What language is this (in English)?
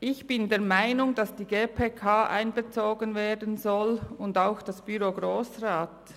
Swiss German